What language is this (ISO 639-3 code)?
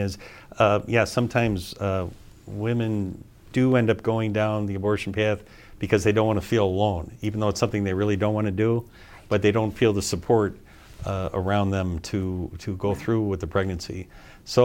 eng